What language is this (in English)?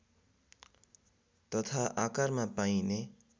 Nepali